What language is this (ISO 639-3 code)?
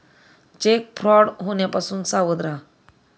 mar